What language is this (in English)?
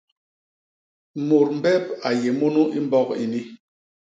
Basaa